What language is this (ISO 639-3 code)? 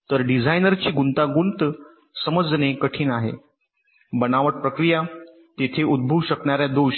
mar